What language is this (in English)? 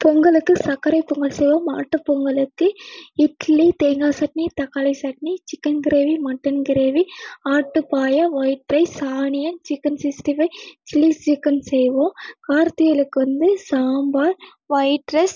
Tamil